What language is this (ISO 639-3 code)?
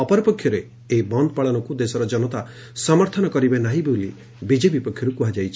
ori